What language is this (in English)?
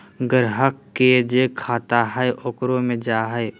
Magahi